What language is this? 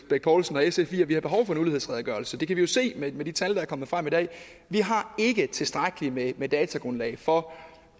Danish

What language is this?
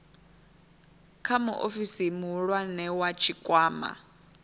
Venda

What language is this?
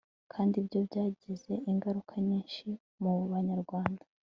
Kinyarwanda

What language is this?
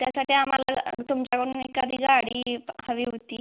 Marathi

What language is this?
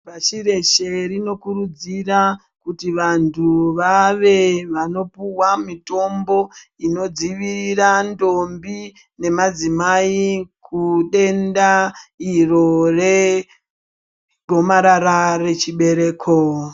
Ndau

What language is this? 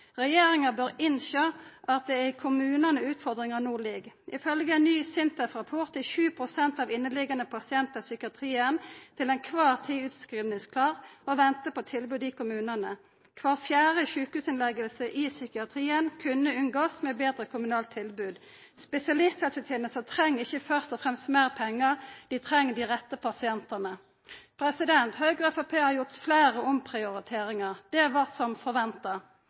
Norwegian Nynorsk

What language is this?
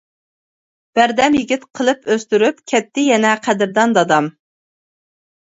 Uyghur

